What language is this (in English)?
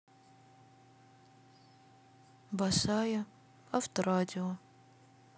Russian